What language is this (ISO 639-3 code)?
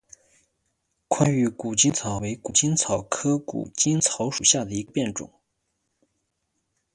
zho